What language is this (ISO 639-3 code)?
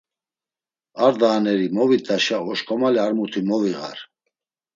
lzz